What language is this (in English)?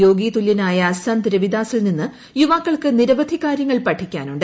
Malayalam